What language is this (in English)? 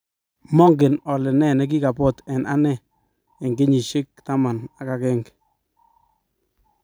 Kalenjin